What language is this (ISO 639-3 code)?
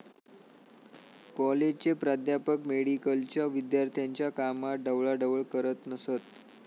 mar